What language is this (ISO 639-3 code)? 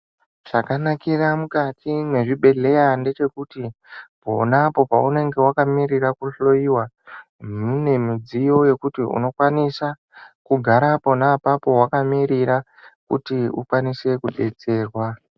ndc